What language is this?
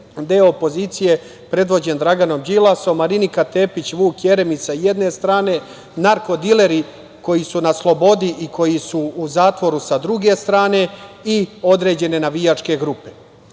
Serbian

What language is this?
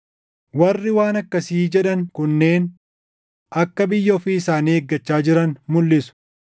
Oromo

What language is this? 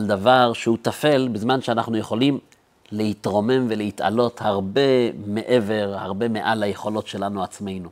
Hebrew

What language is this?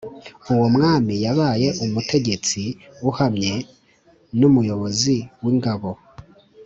Kinyarwanda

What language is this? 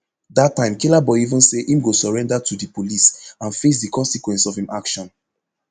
Nigerian Pidgin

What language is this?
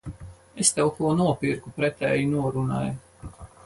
Latvian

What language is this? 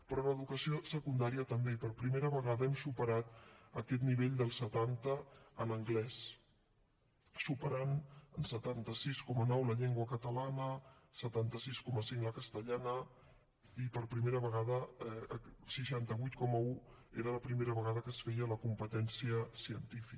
Catalan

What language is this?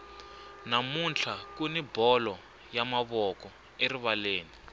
Tsonga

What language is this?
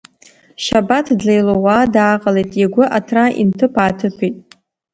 Abkhazian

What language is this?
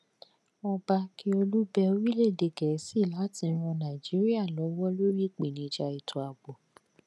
Yoruba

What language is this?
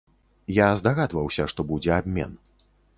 Belarusian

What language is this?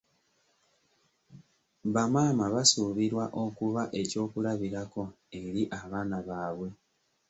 Ganda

